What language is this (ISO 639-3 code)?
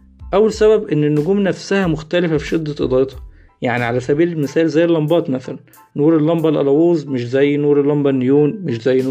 ara